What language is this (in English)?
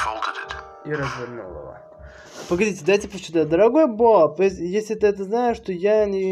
Russian